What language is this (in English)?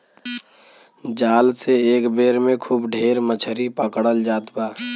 Bhojpuri